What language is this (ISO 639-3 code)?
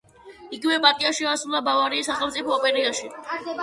kat